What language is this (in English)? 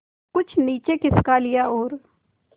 Hindi